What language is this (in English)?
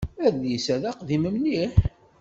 Kabyle